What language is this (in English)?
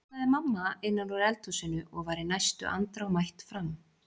Icelandic